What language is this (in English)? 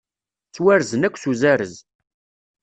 Kabyle